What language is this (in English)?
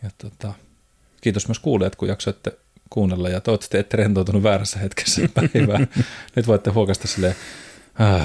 Finnish